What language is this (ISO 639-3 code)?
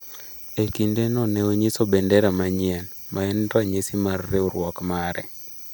luo